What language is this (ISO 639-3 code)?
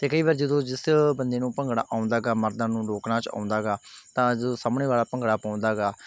pan